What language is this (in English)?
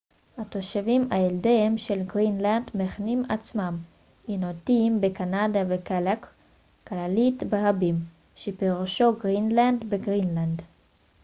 Hebrew